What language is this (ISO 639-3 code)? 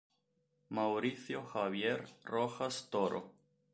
ita